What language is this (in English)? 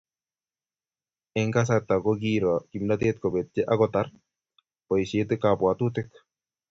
Kalenjin